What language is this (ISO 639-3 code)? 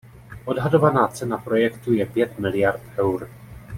ces